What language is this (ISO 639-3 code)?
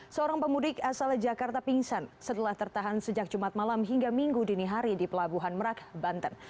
ind